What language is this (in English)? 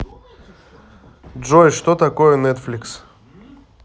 Russian